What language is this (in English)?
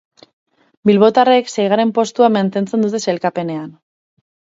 Basque